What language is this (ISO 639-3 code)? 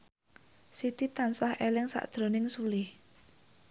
jav